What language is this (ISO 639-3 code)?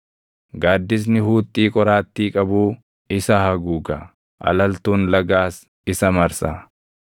orm